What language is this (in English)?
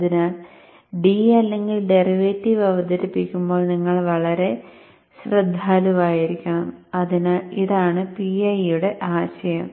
Malayalam